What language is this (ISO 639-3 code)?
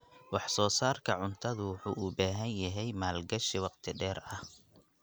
som